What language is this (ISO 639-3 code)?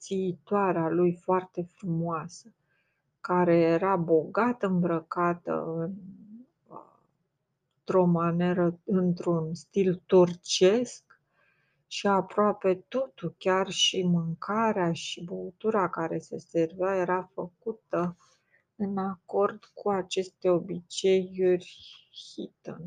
ron